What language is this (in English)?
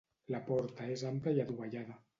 Catalan